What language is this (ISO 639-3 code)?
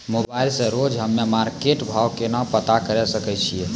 mai